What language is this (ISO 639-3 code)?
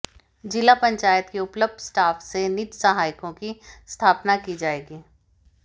hin